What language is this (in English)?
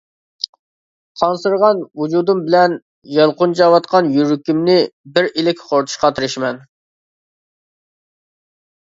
Uyghur